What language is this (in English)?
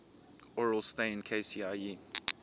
English